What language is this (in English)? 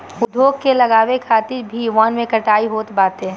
Bhojpuri